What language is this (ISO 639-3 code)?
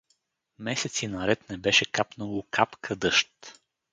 bul